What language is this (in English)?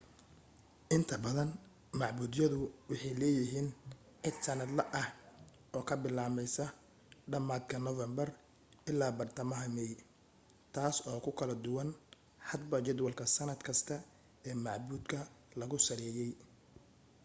Somali